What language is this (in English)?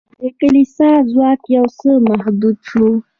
Pashto